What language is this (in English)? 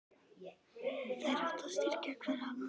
Icelandic